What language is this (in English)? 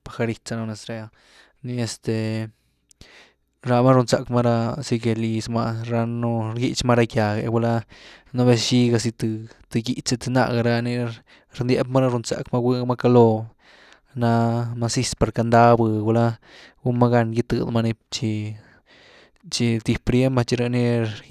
Güilá Zapotec